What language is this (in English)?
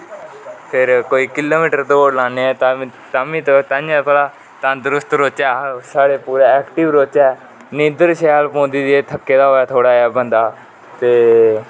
Dogri